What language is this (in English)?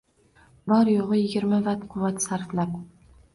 Uzbek